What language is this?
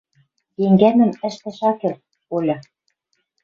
Western Mari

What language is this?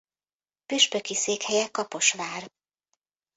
Hungarian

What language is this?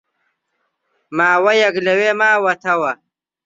Central Kurdish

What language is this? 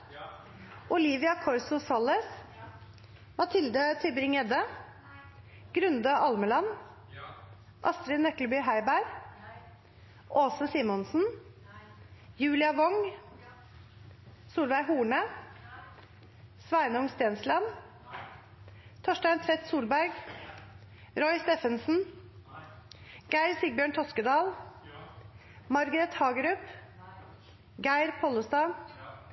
Norwegian Nynorsk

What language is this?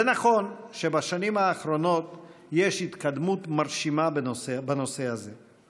Hebrew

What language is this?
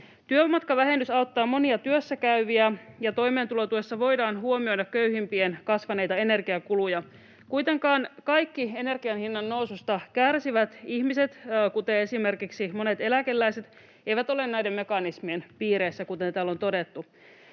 Finnish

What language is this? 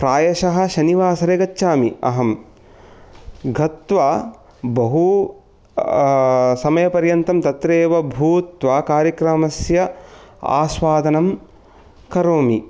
Sanskrit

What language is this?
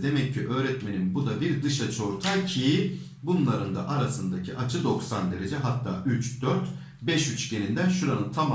Turkish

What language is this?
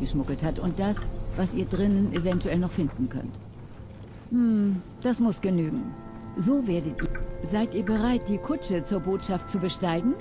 German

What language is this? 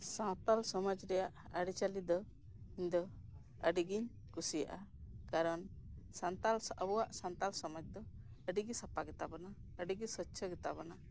Santali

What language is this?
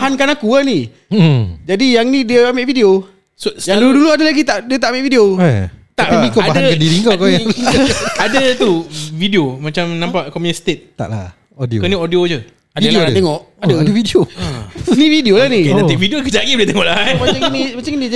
Malay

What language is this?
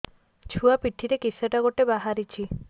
Odia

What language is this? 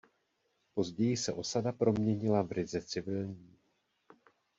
Czech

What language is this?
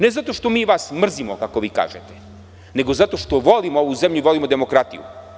Serbian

